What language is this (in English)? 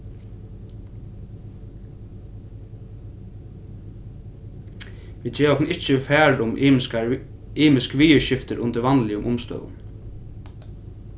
Faroese